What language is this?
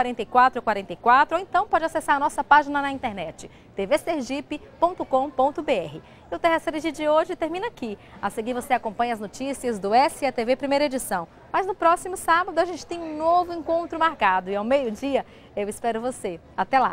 Portuguese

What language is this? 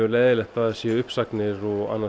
Icelandic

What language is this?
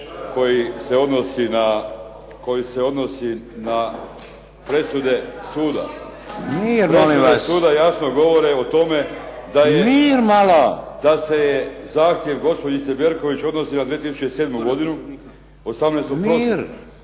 Croatian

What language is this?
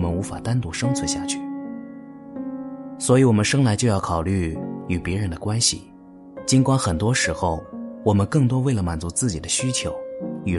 Chinese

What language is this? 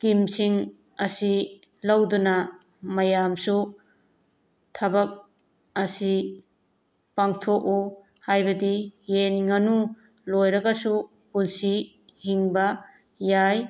Manipuri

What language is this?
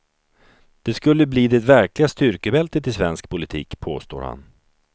Swedish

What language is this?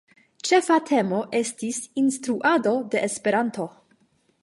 Esperanto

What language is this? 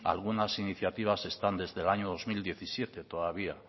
Spanish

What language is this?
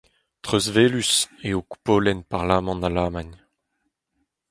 Breton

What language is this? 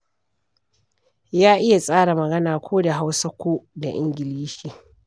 Hausa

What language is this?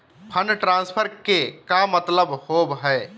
Magahi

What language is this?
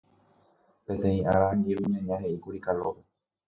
Guarani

